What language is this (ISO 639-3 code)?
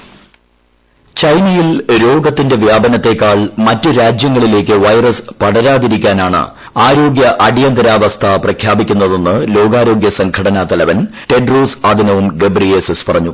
mal